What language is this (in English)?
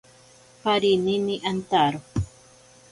Ashéninka Perené